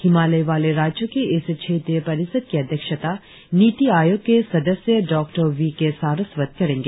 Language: Hindi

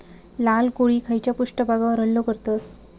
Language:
Marathi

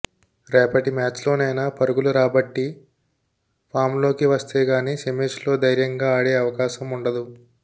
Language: Telugu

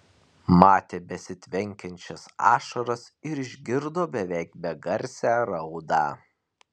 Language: Lithuanian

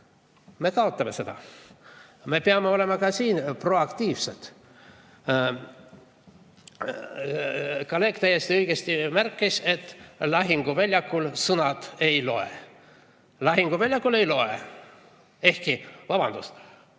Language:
Estonian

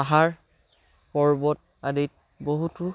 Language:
Assamese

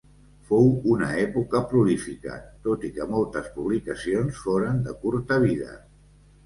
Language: Catalan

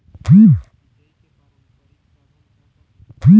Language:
Chhattisgarhi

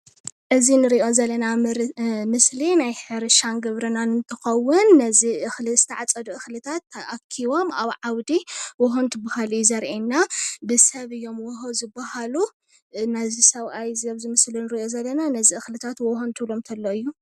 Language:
Tigrinya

